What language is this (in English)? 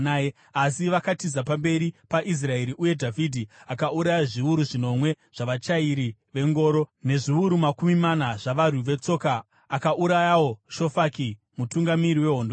Shona